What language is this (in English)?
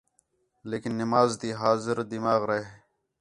Khetrani